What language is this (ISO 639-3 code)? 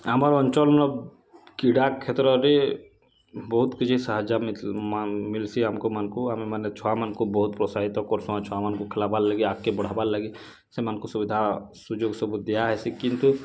ori